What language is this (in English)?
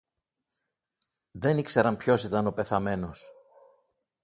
Greek